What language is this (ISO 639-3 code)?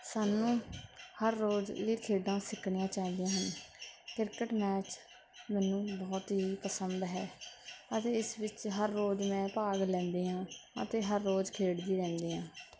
pan